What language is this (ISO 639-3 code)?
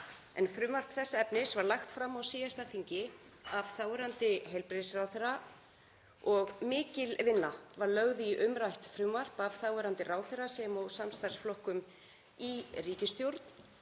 isl